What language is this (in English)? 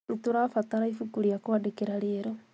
Kikuyu